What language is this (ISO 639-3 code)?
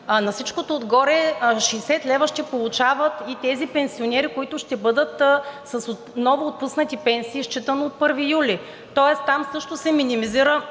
bul